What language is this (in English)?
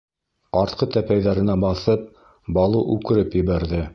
Bashkir